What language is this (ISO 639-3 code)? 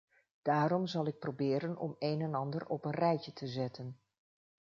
nld